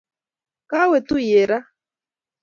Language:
Kalenjin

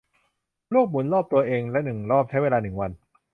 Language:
Thai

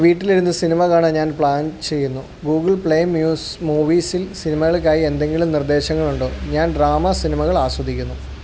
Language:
Malayalam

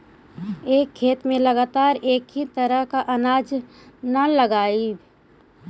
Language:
Magahi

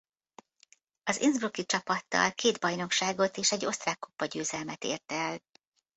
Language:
Hungarian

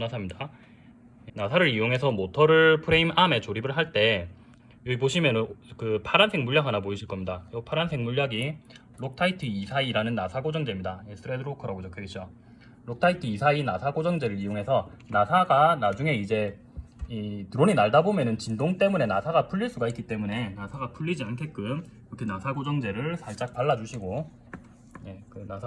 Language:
Korean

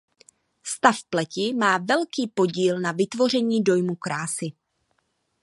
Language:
Czech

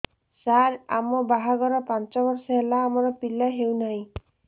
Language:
Odia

